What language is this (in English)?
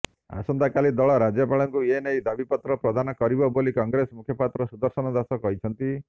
Odia